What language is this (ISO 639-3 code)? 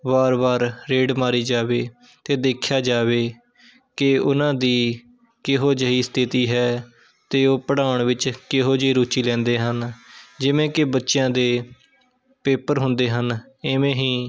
pan